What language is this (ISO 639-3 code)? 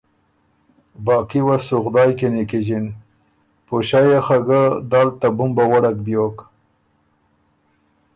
oru